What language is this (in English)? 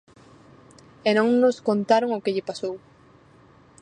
Galician